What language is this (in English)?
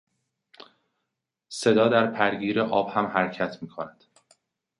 Persian